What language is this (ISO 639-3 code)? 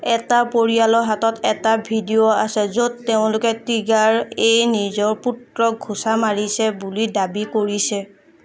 asm